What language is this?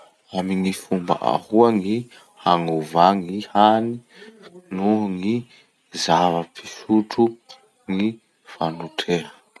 Masikoro Malagasy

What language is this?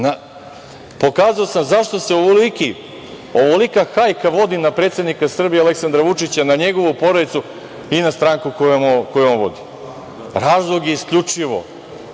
Serbian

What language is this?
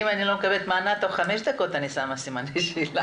Hebrew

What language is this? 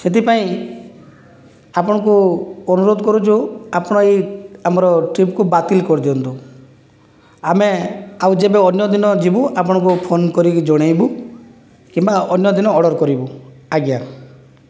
Odia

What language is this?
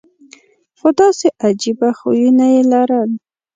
Pashto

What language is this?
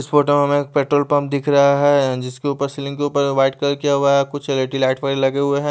Hindi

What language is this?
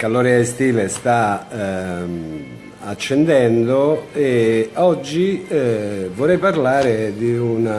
Italian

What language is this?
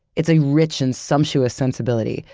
English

